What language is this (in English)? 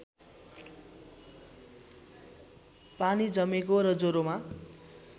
Nepali